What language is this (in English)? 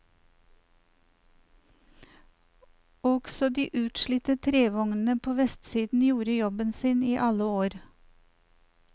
Norwegian